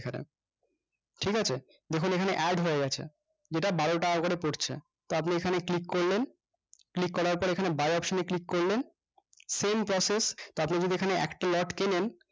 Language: Bangla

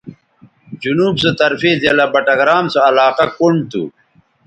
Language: Bateri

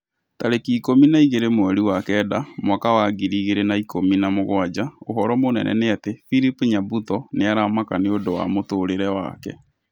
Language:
Kikuyu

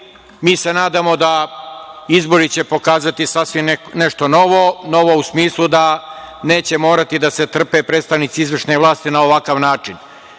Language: Serbian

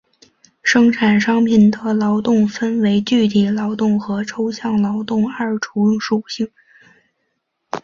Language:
Chinese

